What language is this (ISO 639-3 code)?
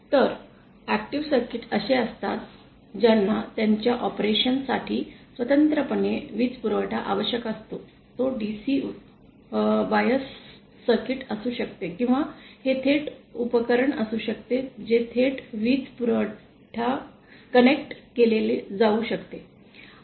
mar